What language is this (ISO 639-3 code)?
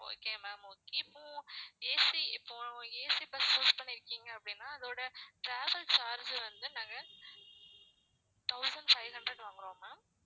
tam